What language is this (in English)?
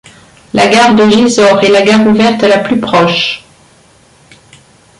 French